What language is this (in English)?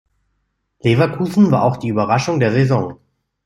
German